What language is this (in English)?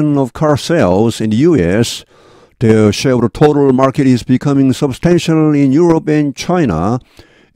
Korean